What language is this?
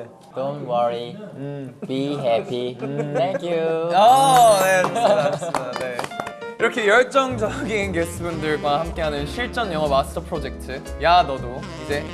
Korean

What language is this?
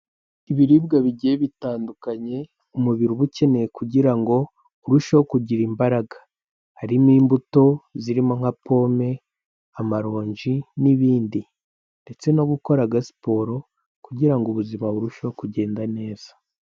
Kinyarwanda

